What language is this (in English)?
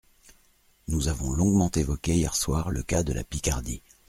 French